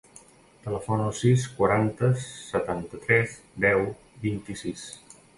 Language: Catalan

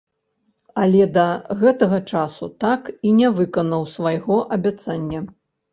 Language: Belarusian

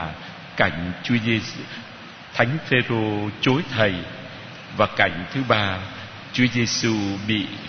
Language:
Vietnamese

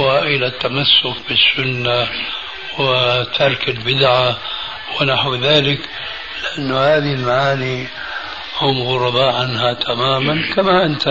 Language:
Arabic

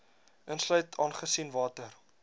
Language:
Afrikaans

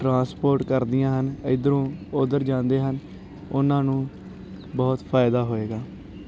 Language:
Punjabi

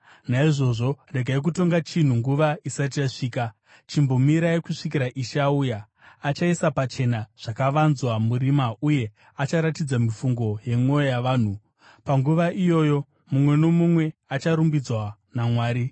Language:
Shona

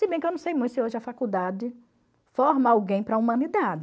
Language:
Portuguese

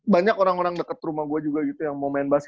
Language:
Indonesian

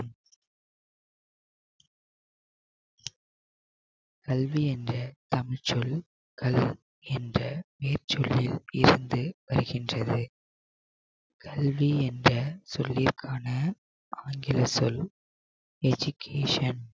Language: Tamil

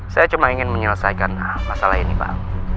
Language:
Indonesian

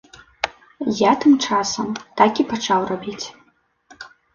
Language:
Belarusian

